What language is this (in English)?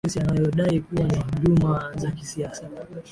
Swahili